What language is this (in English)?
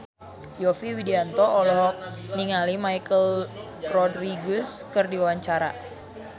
Sundanese